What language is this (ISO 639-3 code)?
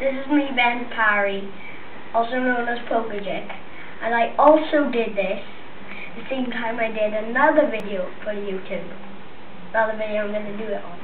eng